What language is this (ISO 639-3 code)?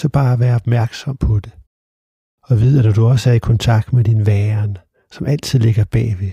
dan